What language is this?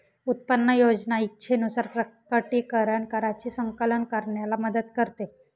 Marathi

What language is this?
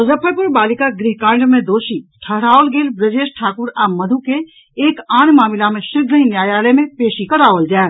Maithili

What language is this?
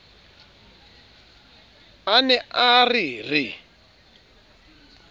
Southern Sotho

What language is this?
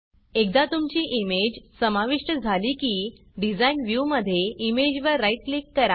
Marathi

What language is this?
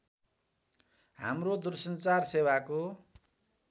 Nepali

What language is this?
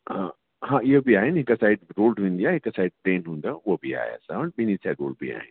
Sindhi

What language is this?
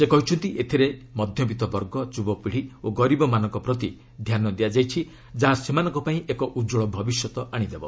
Odia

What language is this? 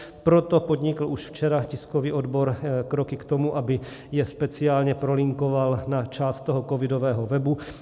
Czech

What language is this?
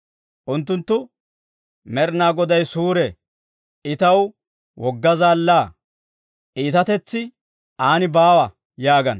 Dawro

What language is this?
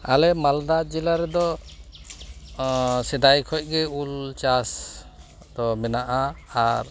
Santali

